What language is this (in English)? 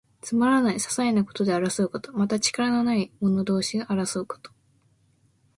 Japanese